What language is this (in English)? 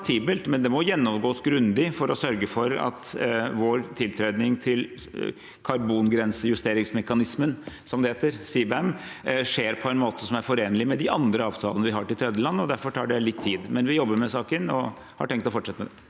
Norwegian